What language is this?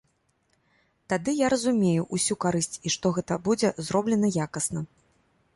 Belarusian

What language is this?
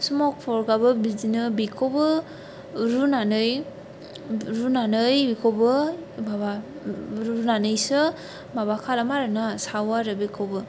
Bodo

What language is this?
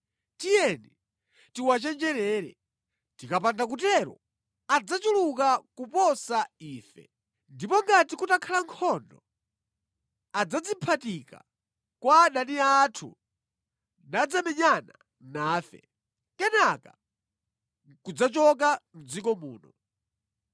Nyanja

